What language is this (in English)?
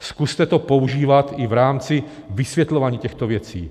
Czech